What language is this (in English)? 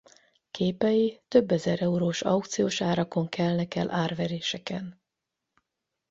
Hungarian